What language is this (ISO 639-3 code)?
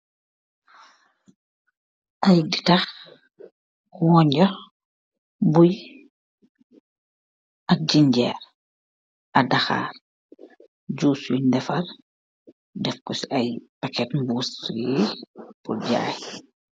wol